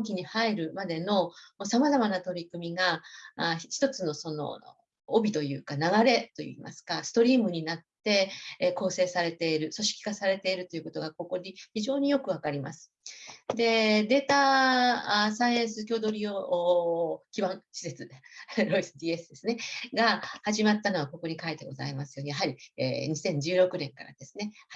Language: Japanese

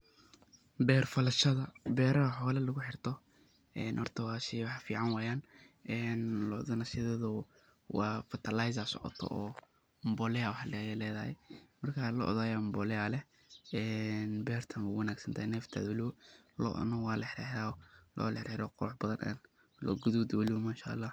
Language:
Somali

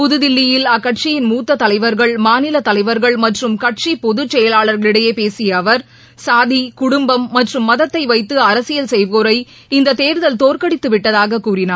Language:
Tamil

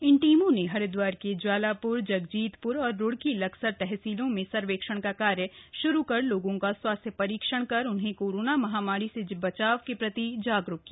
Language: Hindi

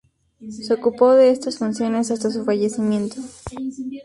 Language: Spanish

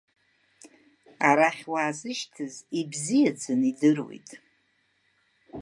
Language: Abkhazian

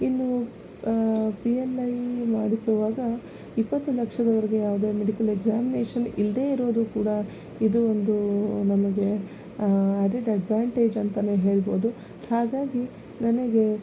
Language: Kannada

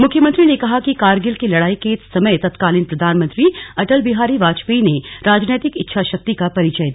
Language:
Hindi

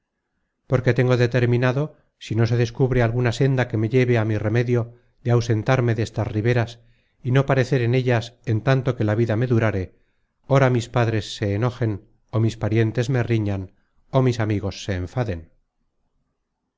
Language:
Spanish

